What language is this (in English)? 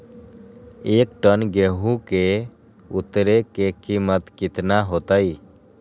Magahi